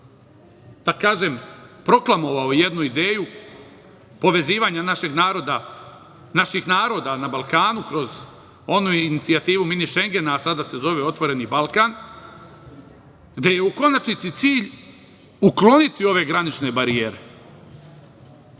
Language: Serbian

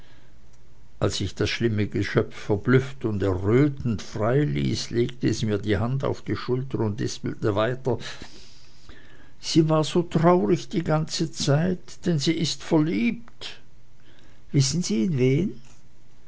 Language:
German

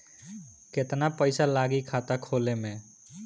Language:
Bhojpuri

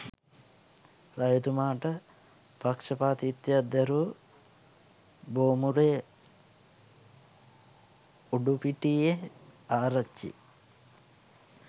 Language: Sinhala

